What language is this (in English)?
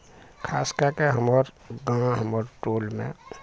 Maithili